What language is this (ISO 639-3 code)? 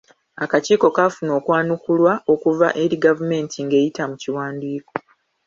lug